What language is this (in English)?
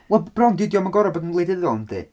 Welsh